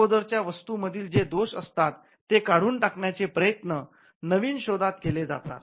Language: Marathi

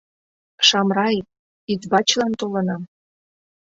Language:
Mari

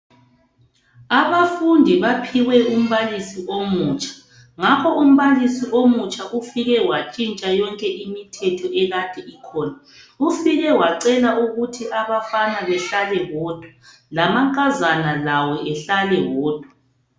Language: North Ndebele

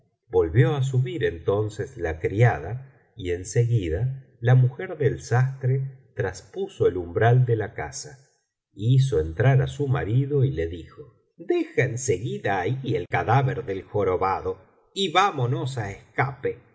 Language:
Spanish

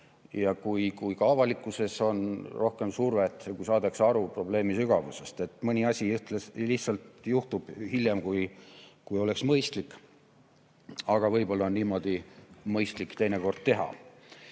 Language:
Estonian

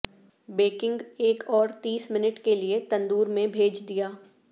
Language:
Urdu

